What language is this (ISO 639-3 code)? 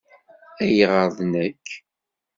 kab